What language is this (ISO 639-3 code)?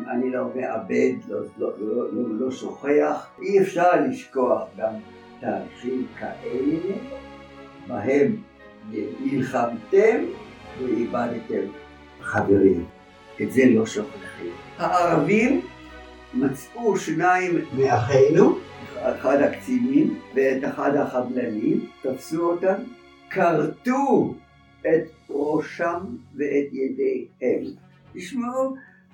heb